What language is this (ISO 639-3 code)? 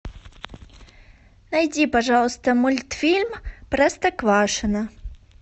rus